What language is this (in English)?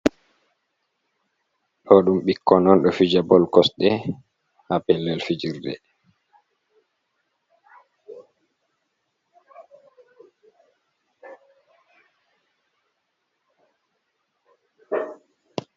Fula